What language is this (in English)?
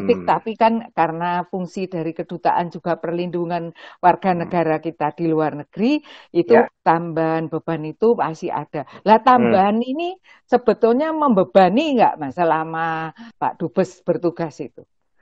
Indonesian